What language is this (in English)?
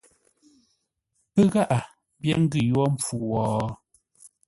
Ngombale